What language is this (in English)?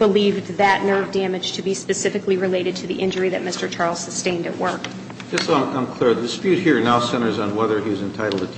English